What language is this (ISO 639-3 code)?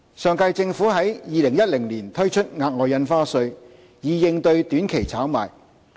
yue